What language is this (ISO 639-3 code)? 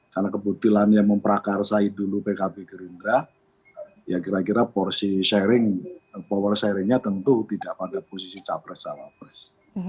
ind